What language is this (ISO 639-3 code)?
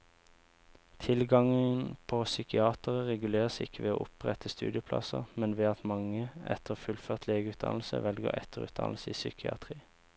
nor